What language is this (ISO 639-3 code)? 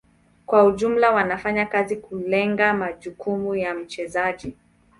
swa